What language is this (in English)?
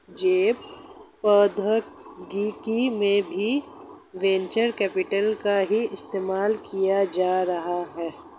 Hindi